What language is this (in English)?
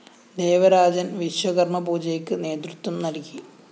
Malayalam